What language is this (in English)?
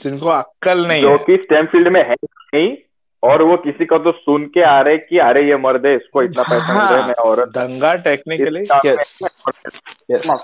Hindi